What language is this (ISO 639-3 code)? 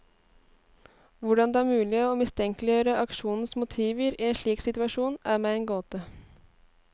nor